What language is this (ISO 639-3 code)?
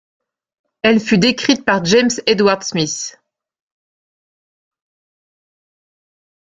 fra